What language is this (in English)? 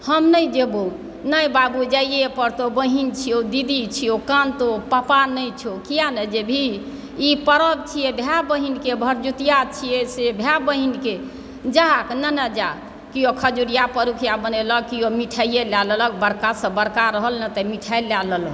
Maithili